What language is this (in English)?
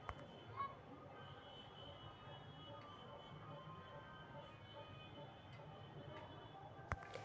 Magahi